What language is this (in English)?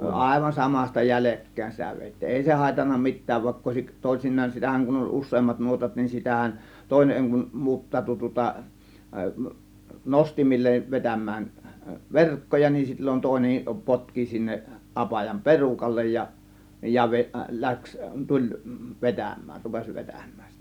Finnish